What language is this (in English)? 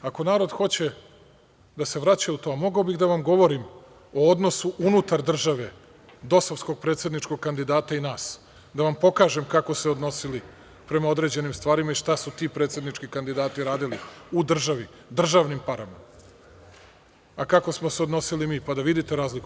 Serbian